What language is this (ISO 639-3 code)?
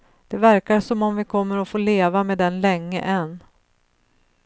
swe